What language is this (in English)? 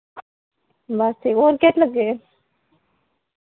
Dogri